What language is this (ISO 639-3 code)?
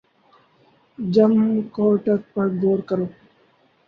urd